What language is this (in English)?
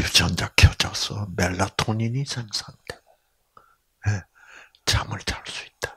Korean